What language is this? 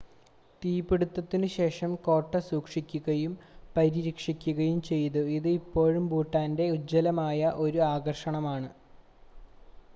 Malayalam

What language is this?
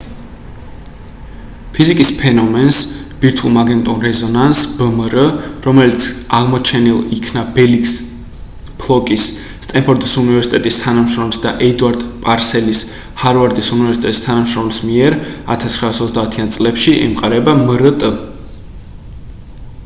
Georgian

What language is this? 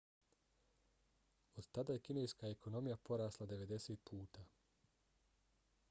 Bosnian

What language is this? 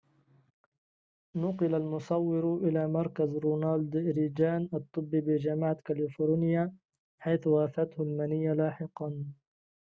Arabic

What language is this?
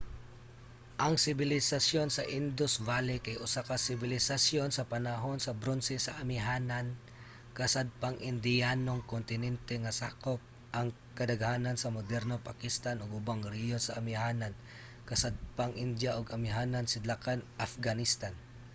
Cebuano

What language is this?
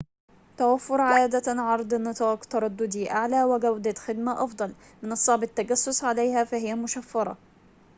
Arabic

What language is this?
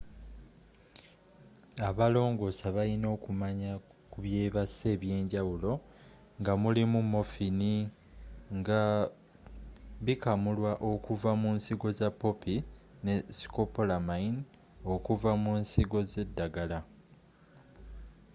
Ganda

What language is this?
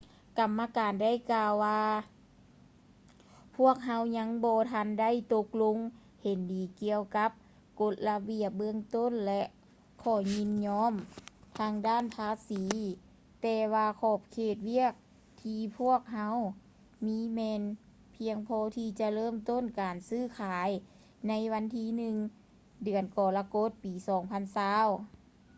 Lao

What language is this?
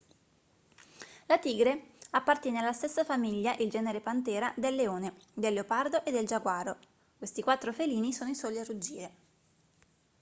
Italian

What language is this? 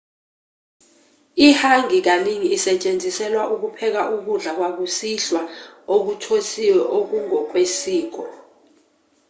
Zulu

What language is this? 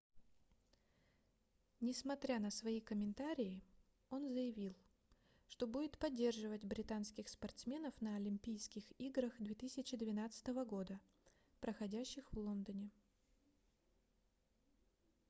Russian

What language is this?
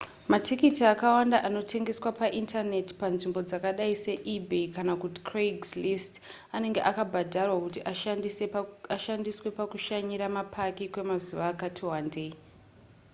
Shona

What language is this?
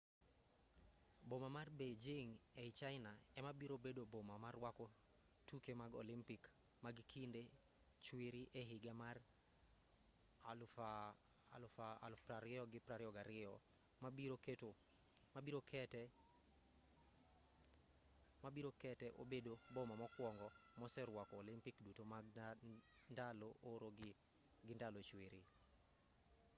Luo (Kenya and Tanzania)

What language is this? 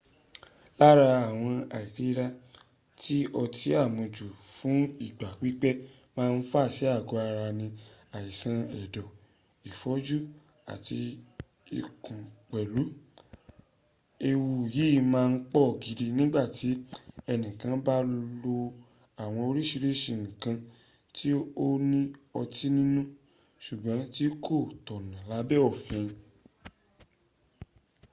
Yoruba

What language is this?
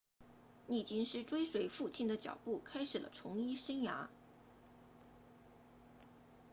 Chinese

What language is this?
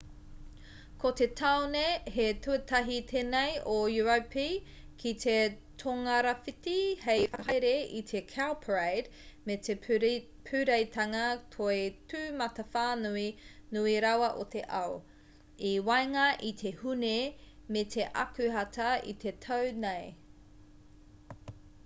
Māori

